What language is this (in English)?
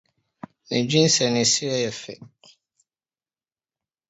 Akan